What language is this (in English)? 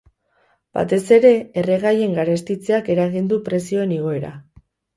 Basque